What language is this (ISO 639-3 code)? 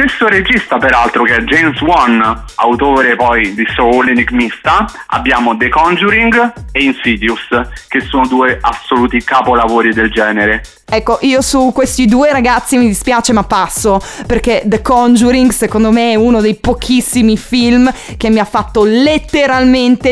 ita